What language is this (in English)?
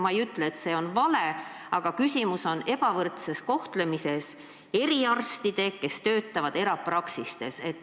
Estonian